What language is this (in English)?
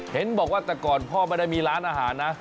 Thai